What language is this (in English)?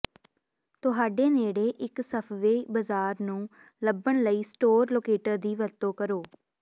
Punjabi